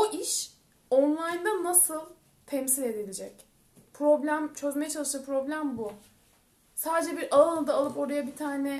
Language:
Turkish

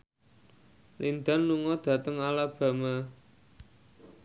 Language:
Javanese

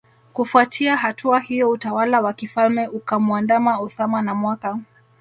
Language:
Swahili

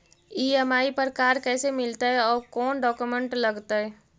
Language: Magahi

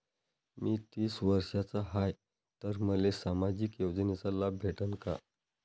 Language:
Marathi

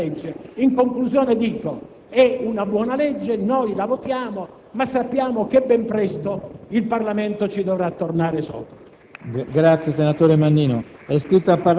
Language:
Italian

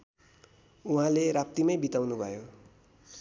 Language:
Nepali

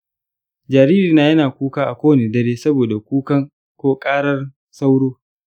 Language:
Hausa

